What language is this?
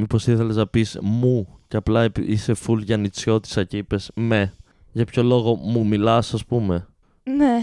Greek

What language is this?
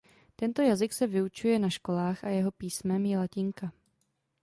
Czech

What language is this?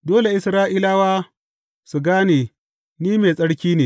Hausa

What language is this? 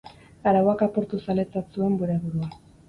Basque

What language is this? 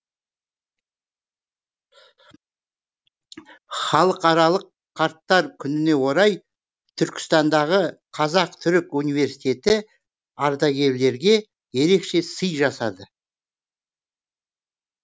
Kazakh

